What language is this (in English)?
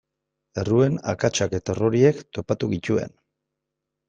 Basque